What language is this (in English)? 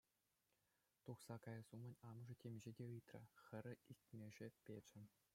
Chuvash